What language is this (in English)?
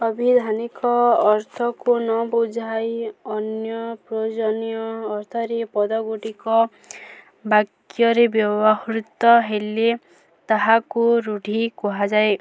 Odia